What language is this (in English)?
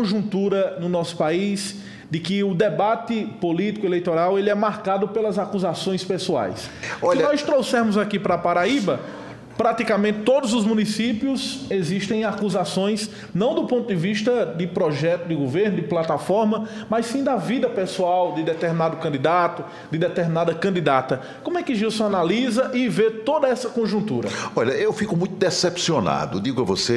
Portuguese